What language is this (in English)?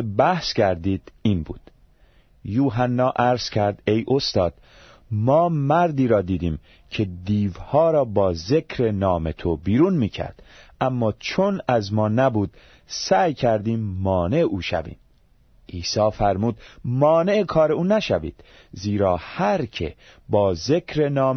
Persian